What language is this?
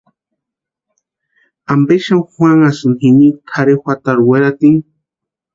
Western Highland Purepecha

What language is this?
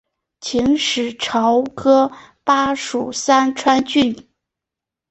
Chinese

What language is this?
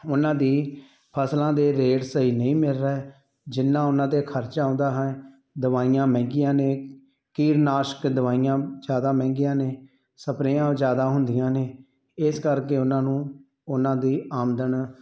Punjabi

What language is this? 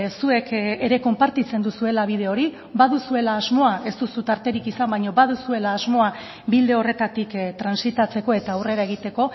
Basque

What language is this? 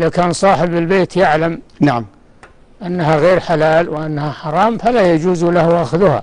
Arabic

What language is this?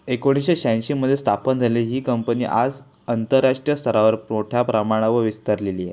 Marathi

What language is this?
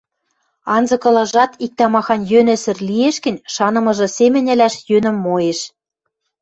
Western Mari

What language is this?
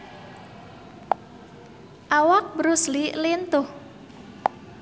Sundanese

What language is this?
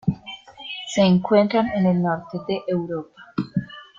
Spanish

